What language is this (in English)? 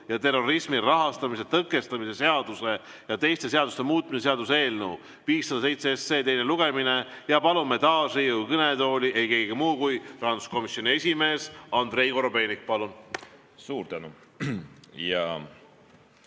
Estonian